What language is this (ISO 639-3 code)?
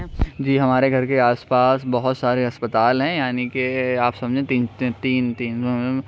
urd